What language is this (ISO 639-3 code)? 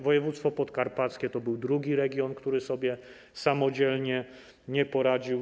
pol